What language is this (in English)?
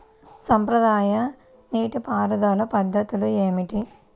Telugu